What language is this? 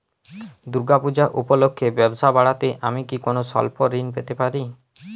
Bangla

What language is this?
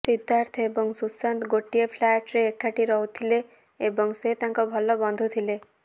Odia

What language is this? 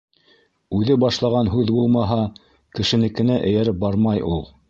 Bashkir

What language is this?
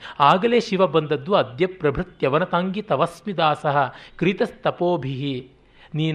Kannada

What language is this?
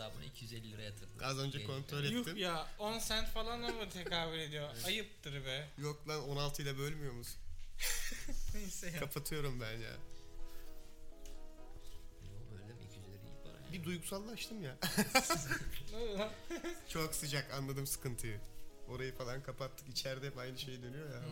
Turkish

